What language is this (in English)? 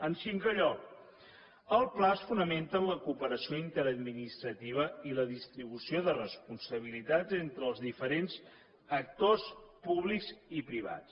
Catalan